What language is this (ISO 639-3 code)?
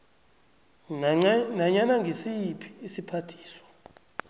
nbl